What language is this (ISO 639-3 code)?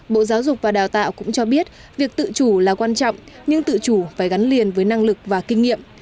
vie